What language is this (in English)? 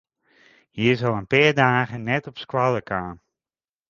Western Frisian